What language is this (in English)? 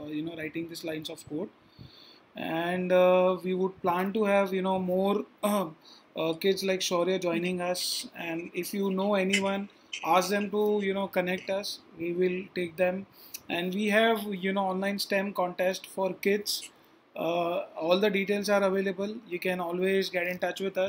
English